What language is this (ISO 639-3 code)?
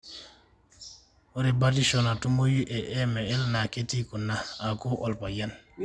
mas